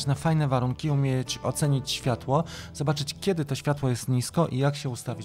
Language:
Polish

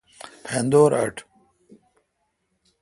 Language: Kalkoti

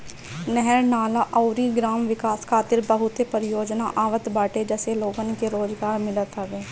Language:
Bhojpuri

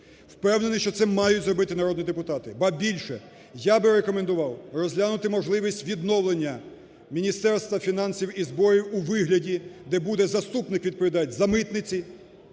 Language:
Ukrainian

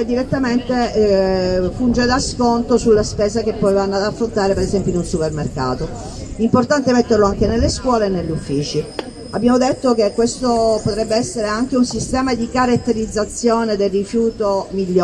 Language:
Italian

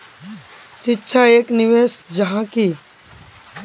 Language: Magahi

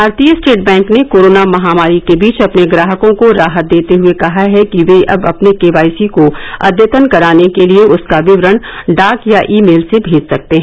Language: Hindi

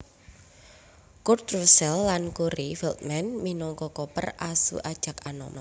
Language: Javanese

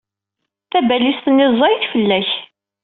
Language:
Kabyle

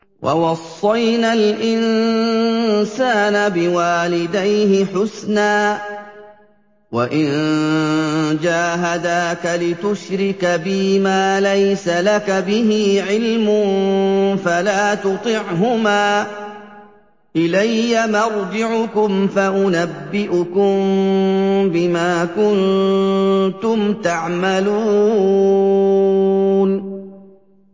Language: Arabic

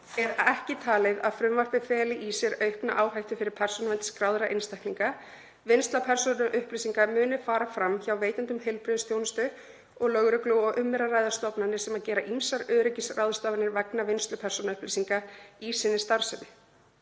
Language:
Icelandic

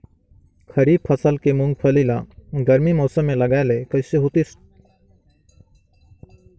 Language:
Chhattisgarhi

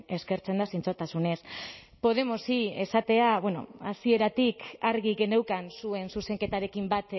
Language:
Basque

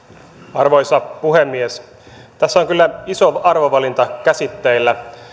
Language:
Finnish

